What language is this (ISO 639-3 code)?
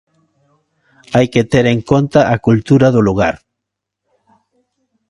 glg